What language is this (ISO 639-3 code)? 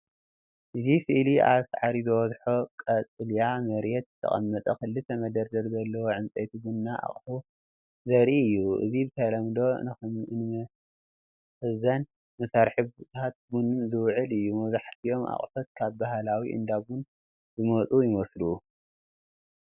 tir